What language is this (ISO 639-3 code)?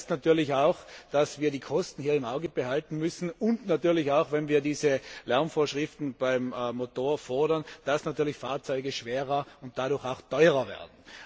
deu